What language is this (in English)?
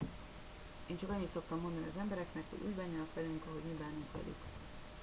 Hungarian